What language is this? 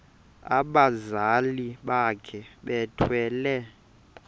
Xhosa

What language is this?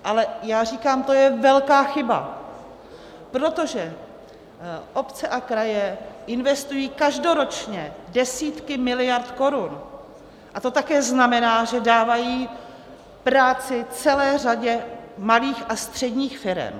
Czech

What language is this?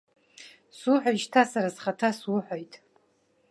Abkhazian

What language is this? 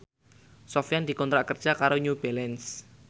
Javanese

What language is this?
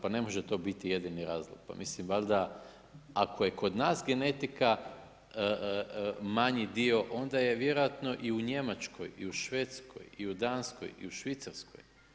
Croatian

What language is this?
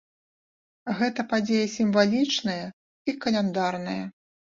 Belarusian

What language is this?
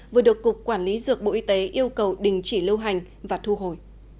Vietnamese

